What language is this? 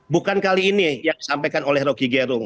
Indonesian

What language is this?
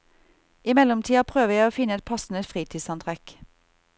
Norwegian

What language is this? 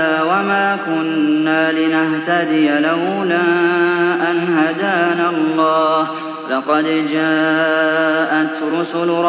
Arabic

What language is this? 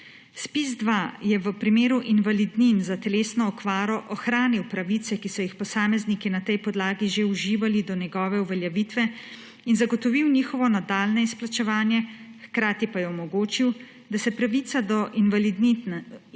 Slovenian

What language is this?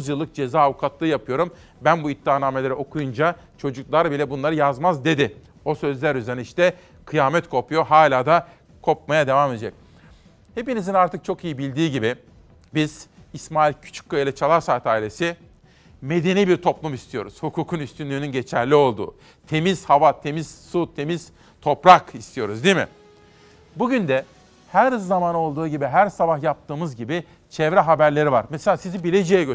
Turkish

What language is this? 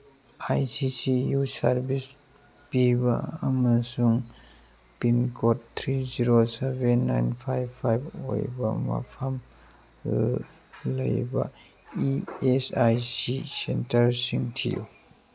Manipuri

